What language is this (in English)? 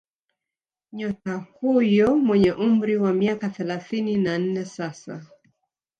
Swahili